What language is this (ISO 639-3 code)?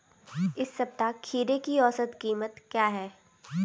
hin